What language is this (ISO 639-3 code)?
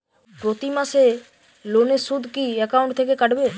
ben